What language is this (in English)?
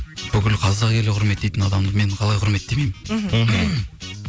Kazakh